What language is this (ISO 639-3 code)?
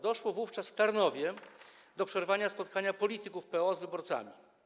pol